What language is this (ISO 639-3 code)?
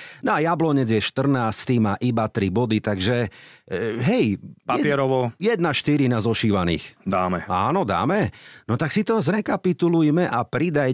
slk